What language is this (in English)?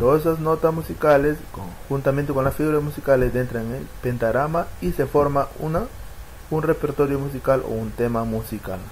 Spanish